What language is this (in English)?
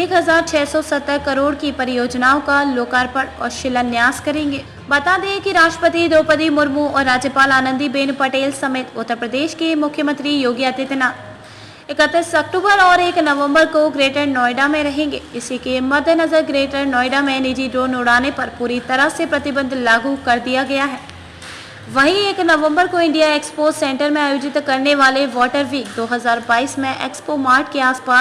Hindi